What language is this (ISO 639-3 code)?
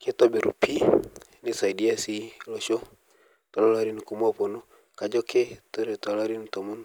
mas